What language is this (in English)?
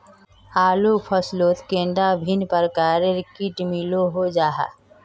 Magahi